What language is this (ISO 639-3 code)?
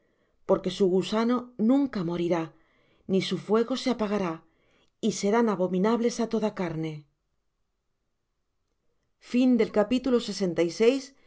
spa